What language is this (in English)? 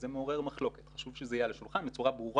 Hebrew